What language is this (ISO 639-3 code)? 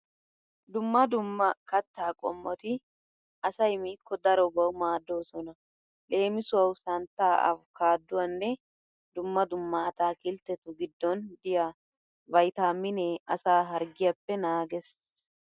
wal